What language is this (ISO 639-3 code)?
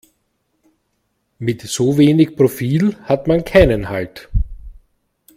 deu